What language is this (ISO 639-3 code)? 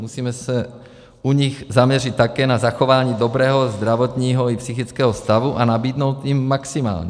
ces